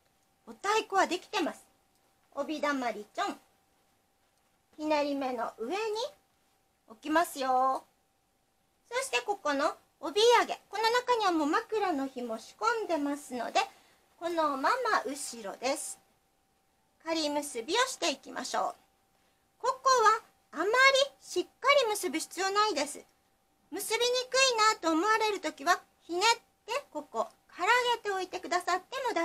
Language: Japanese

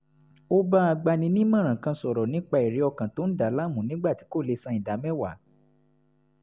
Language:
Yoruba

